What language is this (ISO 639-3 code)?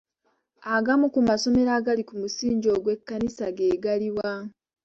lug